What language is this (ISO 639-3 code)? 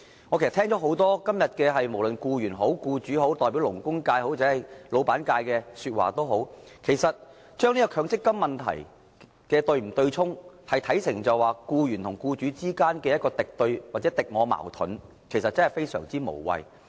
yue